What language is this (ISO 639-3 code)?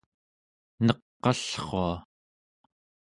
esu